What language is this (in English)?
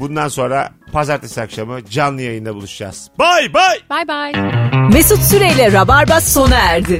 Turkish